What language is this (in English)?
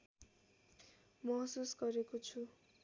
Nepali